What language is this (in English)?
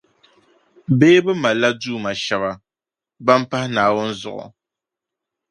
Dagbani